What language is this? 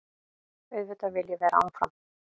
Icelandic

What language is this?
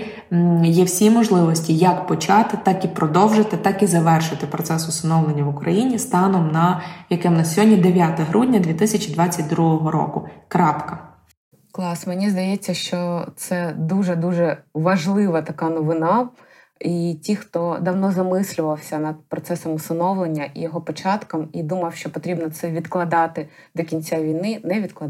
Ukrainian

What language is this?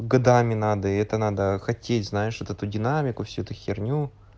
Russian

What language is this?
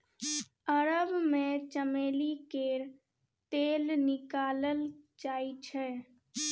Maithili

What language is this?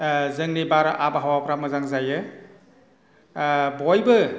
Bodo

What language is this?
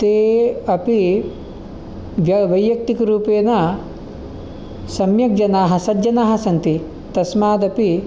Sanskrit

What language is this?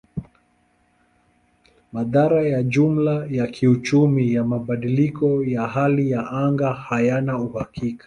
Swahili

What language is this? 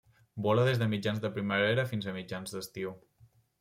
Catalan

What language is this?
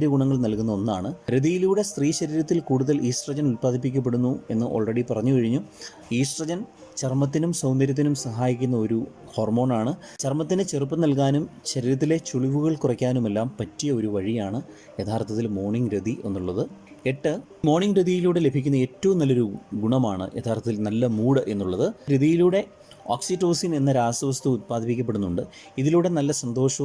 Malayalam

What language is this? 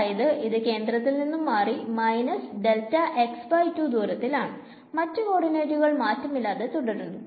Malayalam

